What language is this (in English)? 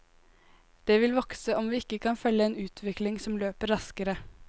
Norwegian